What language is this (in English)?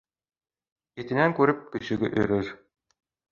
Bashkir